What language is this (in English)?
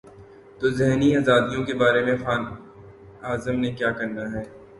Urdu